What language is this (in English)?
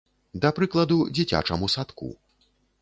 Belarusian